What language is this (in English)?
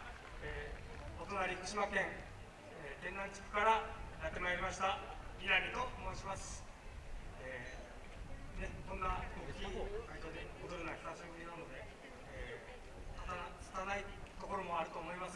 Japanese